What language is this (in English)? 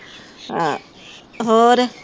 Punjabi